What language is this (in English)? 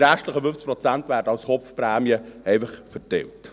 Swiss German